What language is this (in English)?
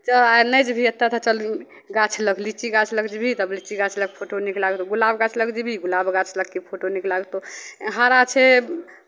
Maithili